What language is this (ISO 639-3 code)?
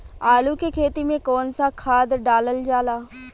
bho